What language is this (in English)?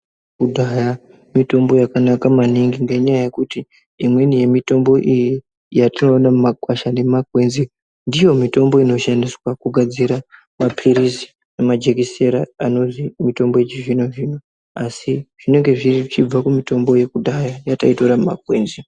Ndau